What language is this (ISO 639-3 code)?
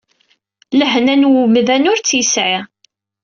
kab